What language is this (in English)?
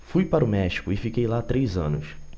Portuguese